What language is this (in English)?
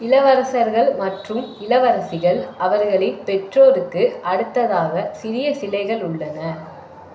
Tamil